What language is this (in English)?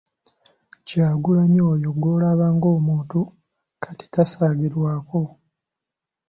Ganda